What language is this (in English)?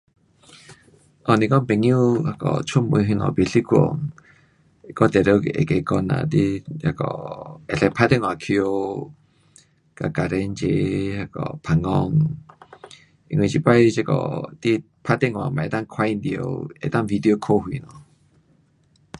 Pu-Xian Chinese